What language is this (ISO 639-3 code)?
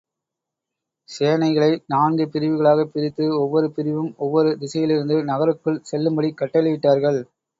tam